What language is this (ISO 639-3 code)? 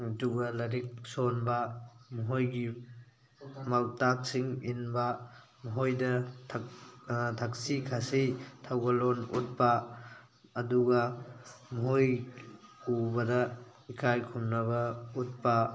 mni